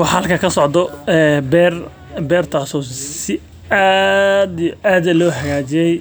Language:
Somali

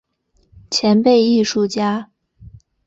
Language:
Chinese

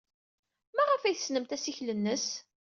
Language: Kabyle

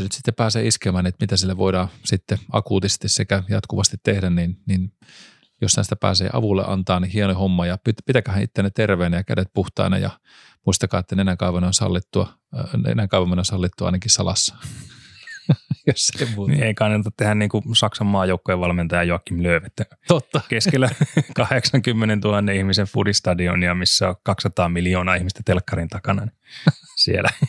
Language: Finnish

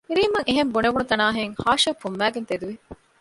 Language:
Divehi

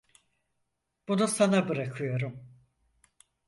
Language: Turkish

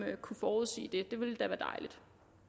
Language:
Danish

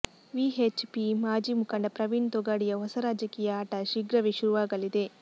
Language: Kannada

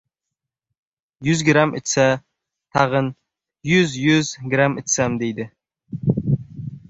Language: Uzbek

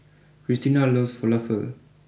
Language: English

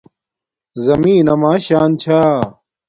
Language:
Domaaki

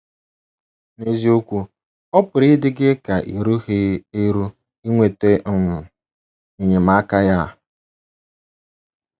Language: Igbo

